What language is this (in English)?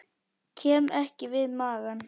Icelandic